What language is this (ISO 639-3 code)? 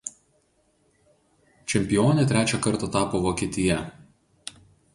lit